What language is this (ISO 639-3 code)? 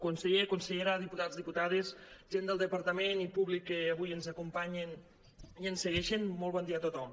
cat